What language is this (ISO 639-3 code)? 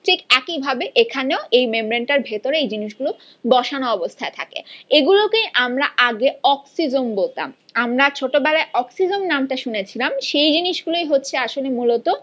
ben